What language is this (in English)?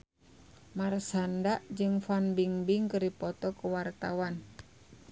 Sundanese